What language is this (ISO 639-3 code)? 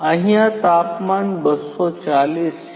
guj